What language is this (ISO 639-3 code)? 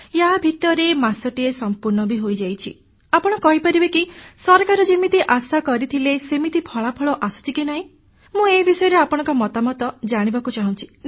ori